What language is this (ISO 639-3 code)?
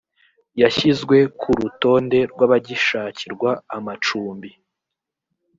kin